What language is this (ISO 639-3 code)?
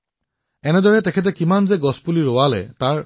asm